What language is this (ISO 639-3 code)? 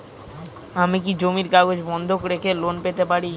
ben